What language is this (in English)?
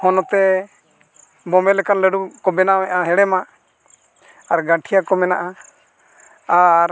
Santali